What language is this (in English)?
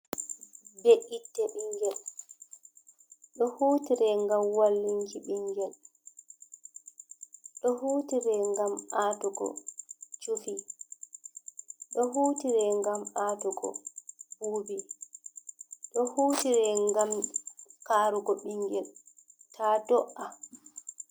Fula